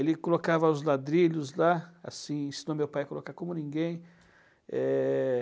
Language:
Portuguese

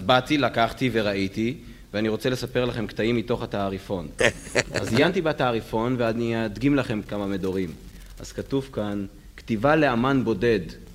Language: Hebrew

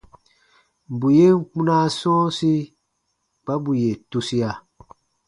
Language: Baatonum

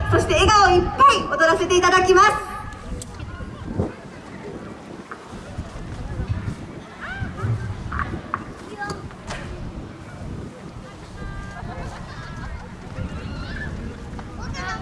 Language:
Japanese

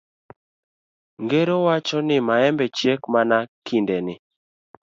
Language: Luo (Kenya and Tanzania)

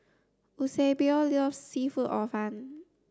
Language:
English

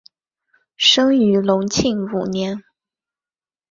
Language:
Chinese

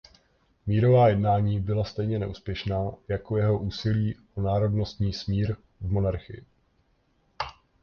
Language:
Czech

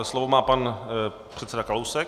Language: Czech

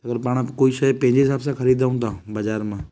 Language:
Sindhi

